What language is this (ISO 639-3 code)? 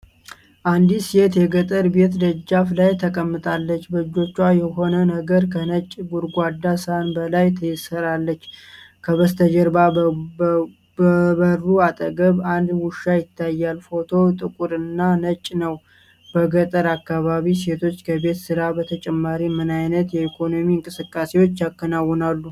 amh